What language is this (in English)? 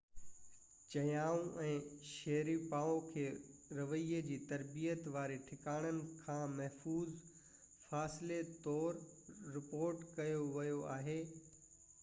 Sindhi